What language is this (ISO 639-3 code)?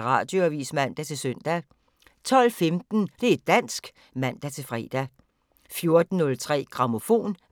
dan